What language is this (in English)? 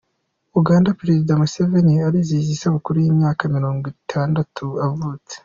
Kinyarwanda